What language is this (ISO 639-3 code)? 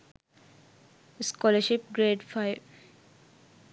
sin